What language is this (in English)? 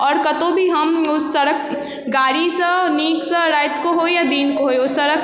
Maithili